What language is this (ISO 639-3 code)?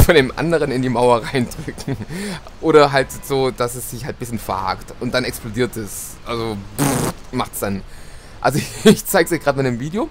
deu